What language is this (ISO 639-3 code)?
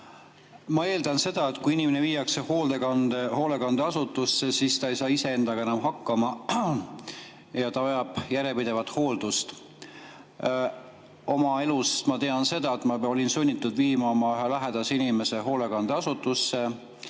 est